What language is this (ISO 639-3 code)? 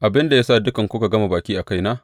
hau